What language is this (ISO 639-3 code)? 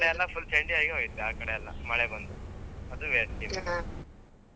kan